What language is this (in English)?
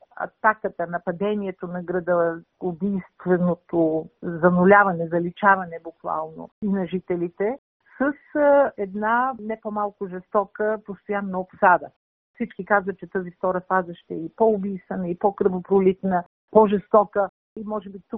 Bulgarian